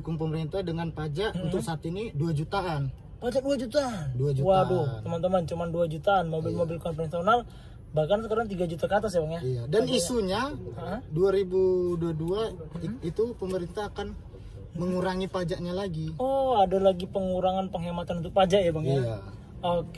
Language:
Indonesian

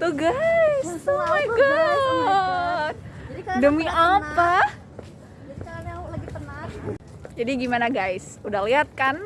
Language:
Indonesian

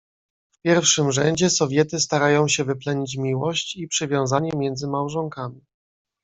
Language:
Polish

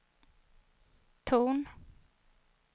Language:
Swedish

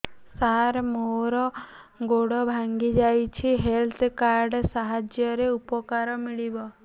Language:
Odia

